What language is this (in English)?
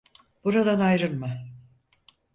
Turkish